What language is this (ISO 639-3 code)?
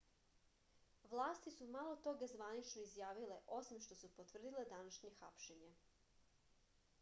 srp